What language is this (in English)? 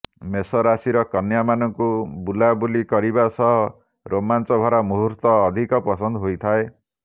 Odia